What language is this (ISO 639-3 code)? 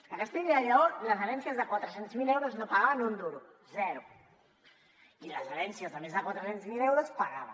cat